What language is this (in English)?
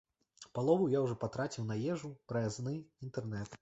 Belarusian